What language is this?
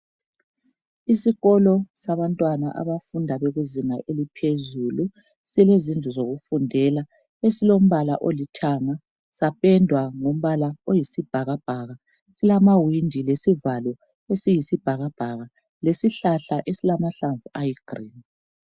North Ndebele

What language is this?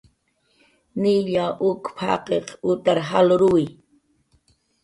Jaqaru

